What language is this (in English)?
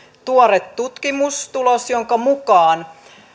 Finnish